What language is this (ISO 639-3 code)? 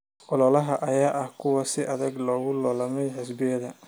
som